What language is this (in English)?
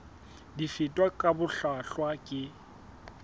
Southern Sotho